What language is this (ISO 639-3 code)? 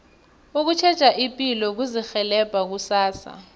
nbl